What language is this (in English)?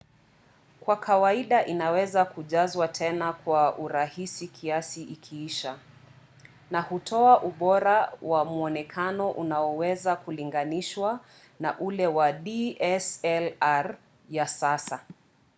Swahili